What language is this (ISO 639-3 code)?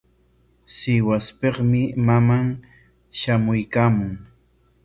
qwa